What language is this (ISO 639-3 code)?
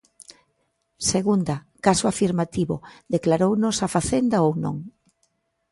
glg